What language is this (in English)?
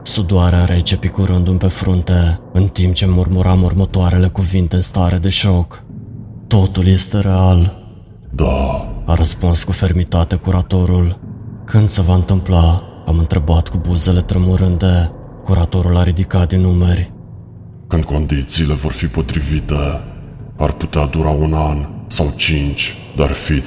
Romanian